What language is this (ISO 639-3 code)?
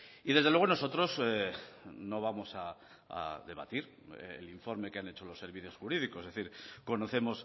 spa